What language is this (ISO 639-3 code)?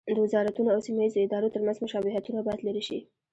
pus